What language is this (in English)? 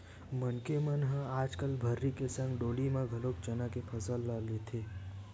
Chhattisgarhi